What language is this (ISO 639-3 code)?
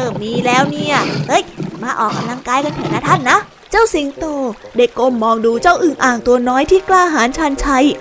tha